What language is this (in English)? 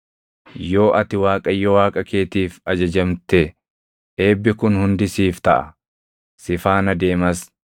Oromo